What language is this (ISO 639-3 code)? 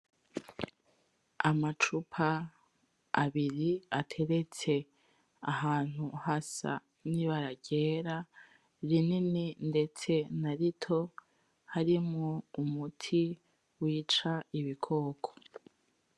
run